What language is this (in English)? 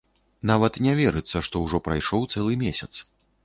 Belarusian